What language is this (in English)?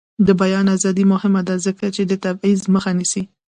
Pashto